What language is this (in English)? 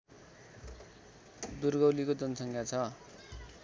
Nepali